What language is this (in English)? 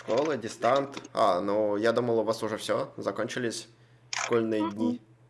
Russian